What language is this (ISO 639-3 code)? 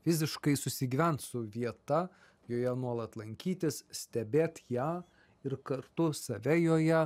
lit